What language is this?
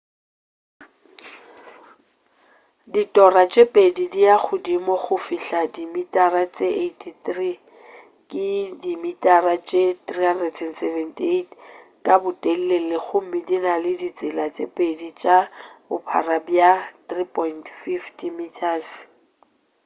Northern Sotho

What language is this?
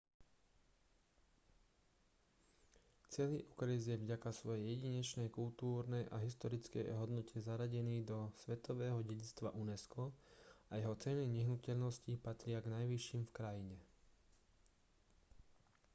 Slovak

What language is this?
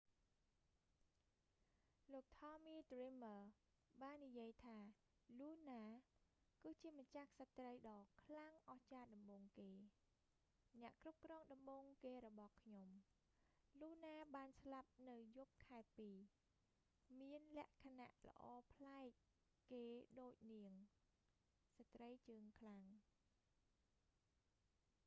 Khmer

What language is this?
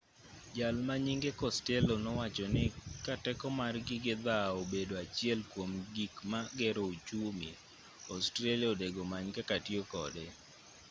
Luo (Kenya and Tanzania)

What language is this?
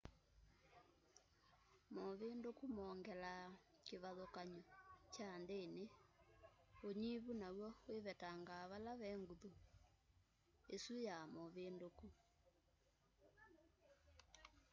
Kamba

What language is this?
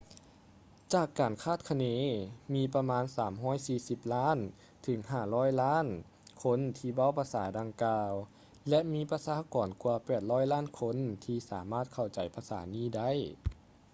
Lao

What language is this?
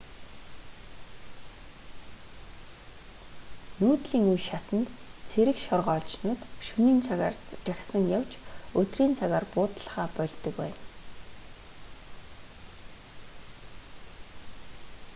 Mongolian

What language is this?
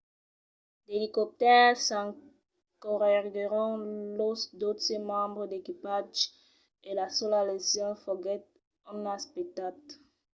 Occitan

